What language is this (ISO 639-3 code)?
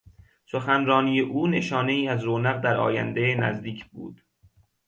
fas